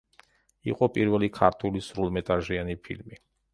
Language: Georgian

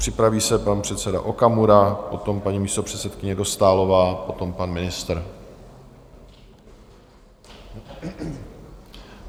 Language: Czech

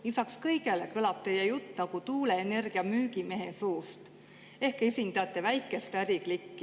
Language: Estonian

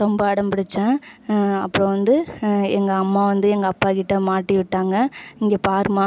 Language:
Tamil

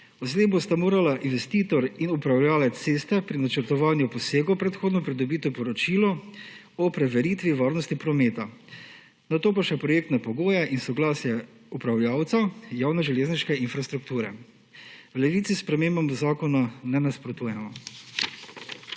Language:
Slovenian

